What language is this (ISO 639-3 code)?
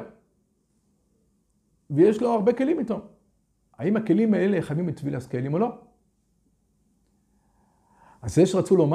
heb